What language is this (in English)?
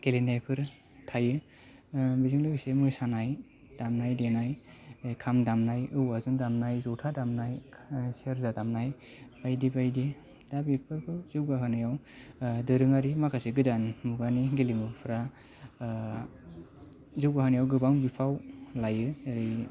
Bodo